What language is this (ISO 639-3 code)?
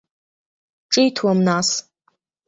abk